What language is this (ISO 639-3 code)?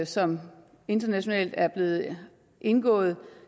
dan